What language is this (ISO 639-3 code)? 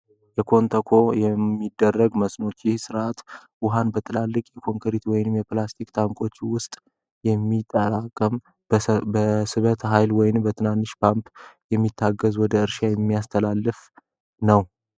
amh